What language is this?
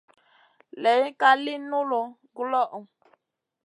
Masana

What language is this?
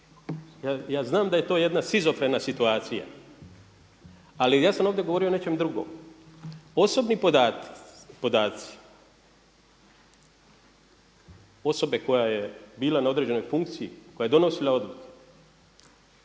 Croatian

